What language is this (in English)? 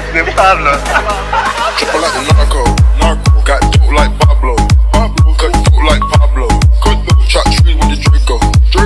Turkish